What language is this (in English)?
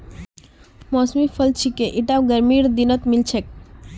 Magahi